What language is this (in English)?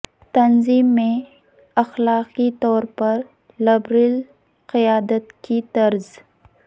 Urdu